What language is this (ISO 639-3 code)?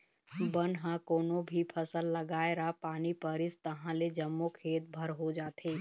hne